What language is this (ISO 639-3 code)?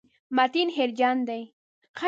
pus